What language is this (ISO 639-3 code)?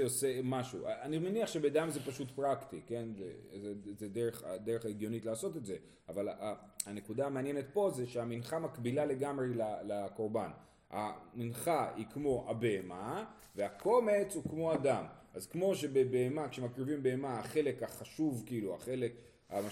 heb